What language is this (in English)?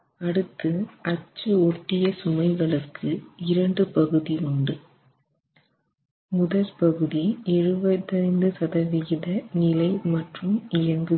Tamil